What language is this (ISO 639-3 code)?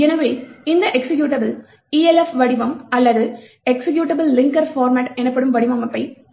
tam